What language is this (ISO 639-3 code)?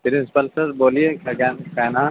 urd